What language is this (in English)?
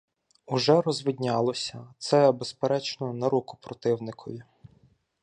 Ukrainian